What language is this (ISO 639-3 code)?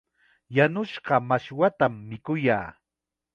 qxa